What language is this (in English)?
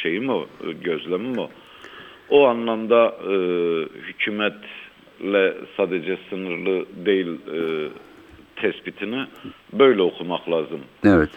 Turkish